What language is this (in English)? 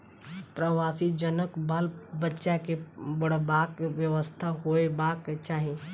Maithili